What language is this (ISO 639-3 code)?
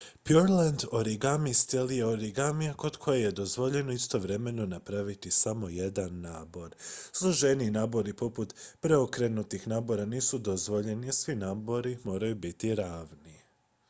hrv